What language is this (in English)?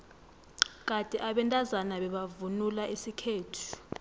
South Ndebele